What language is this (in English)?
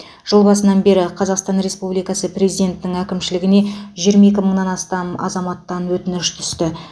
Kazakh